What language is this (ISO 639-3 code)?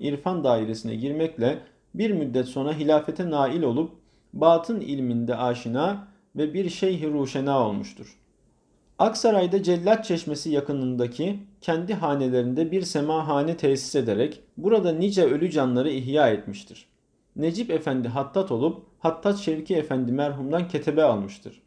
tur